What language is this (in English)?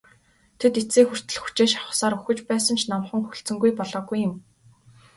Mongolian